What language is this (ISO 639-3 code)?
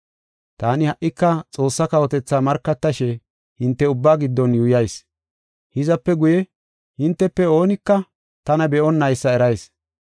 gof